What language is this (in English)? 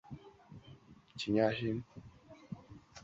Chinese